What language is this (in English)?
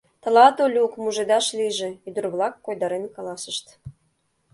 Mari